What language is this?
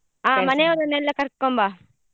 Kannada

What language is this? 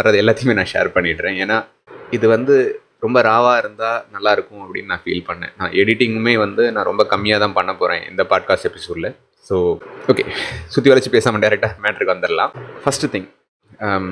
Tamil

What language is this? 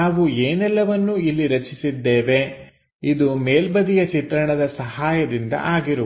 Kannada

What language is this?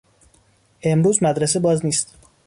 Persian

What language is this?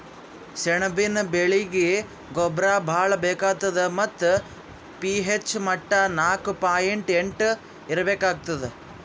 Kannada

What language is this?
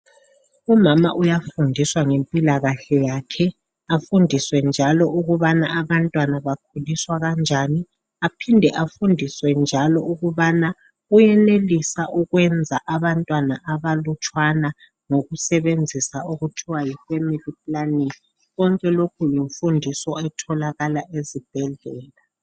North Ndebele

